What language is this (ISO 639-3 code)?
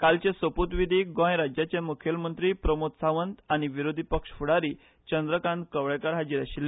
kok